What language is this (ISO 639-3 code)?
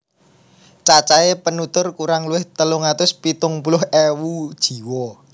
jav